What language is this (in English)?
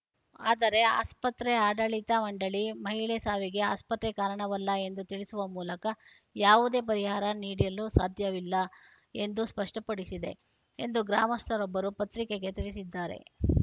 Kannada